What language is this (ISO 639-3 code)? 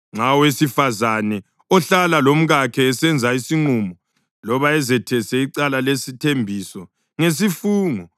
nde